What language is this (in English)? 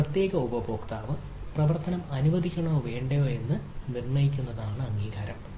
Malayalam